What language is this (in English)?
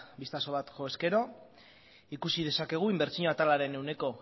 Basque